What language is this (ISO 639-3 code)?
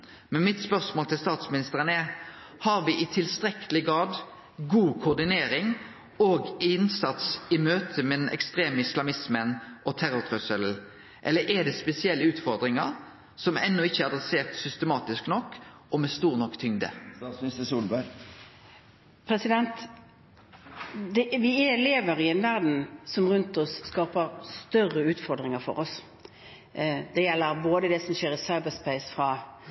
nor